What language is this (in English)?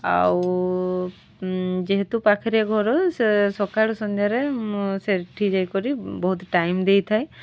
Odia